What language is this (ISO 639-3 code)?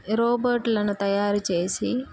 tel